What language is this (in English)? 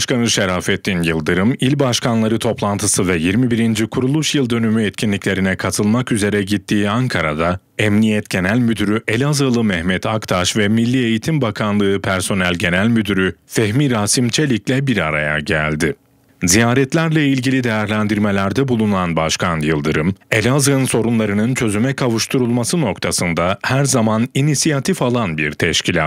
Turkish